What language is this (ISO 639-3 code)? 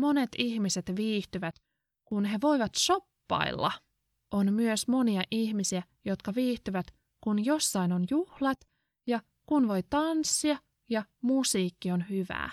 fin